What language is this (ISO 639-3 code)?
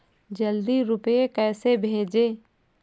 hin